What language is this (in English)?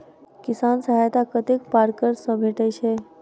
Maithili